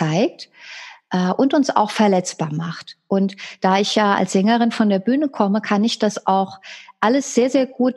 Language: German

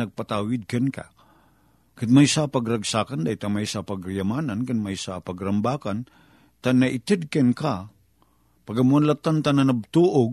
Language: Filipino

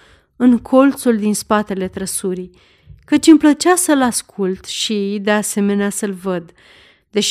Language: Romanian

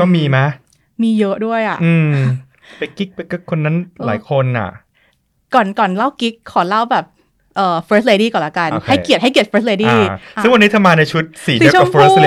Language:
Thai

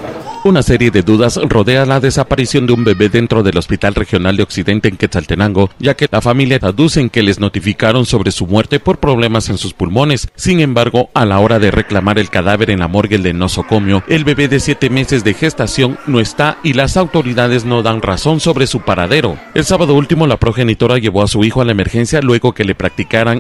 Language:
Spanish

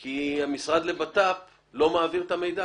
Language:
Hebrew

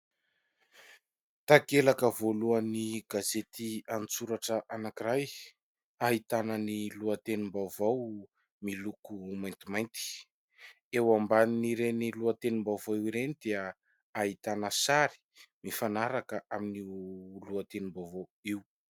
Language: Malagasy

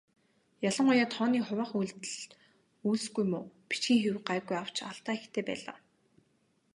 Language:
Mongolian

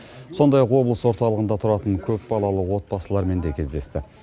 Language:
Kazakh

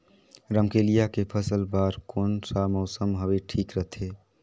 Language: Chhattisgarhi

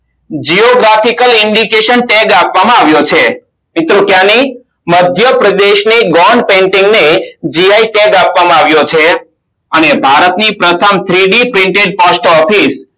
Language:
Gujarati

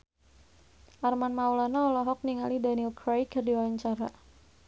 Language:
Sundanese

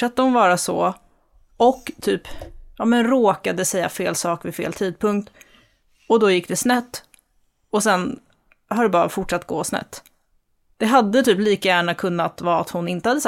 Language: Swedish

